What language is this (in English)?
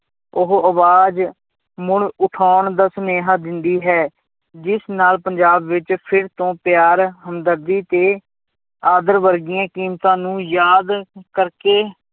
Punjabi